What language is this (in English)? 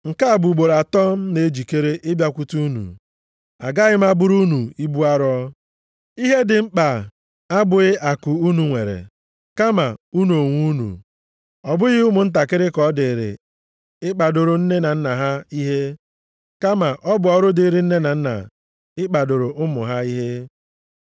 Igbo